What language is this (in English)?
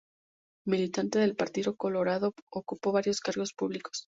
Spanish